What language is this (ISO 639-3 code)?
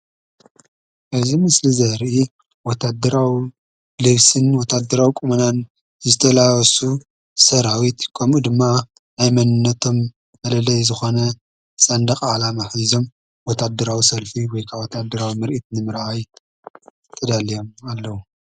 tir